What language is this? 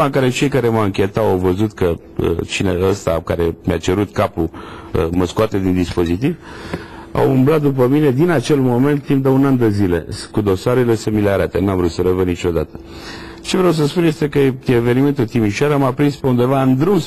Romanian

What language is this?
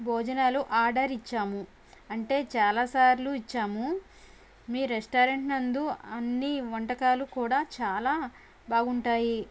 Telugu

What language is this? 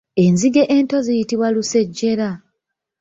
Ganda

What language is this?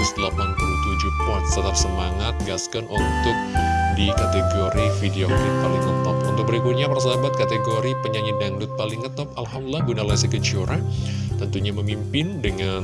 Indonesian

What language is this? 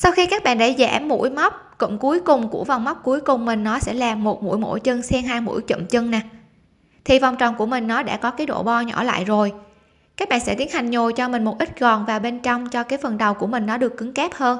Vietnamese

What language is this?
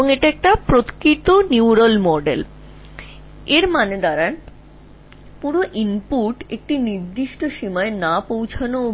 Bangla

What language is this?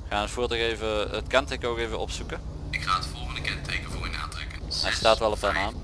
Dutch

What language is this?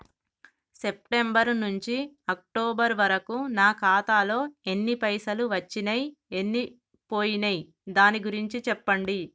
Telugu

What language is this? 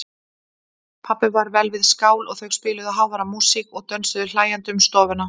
Icelandic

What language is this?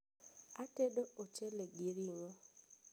Luo (Kenya and Tanzania)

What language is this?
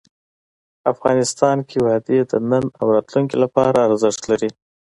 Pashto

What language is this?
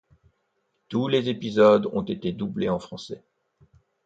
French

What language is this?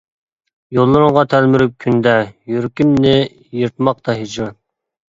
Uyghur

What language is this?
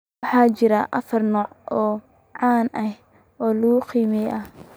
Somali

